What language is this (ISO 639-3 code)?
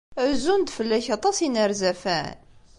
kab